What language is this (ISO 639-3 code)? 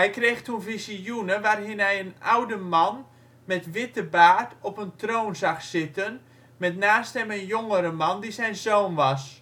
nld